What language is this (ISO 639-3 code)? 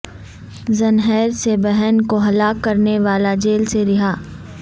urd